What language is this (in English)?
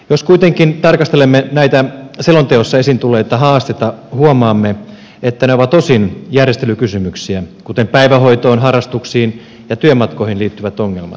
Finnish